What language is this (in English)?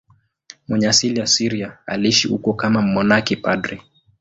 Swahili